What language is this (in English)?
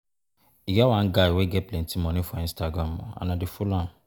Nigerian Pidgin